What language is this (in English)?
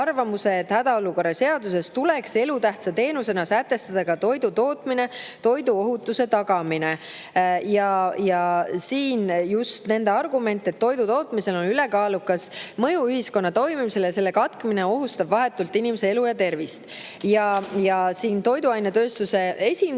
Estonian